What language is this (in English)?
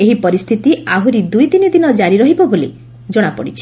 Odia